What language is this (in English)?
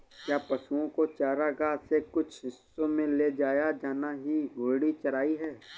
Hindi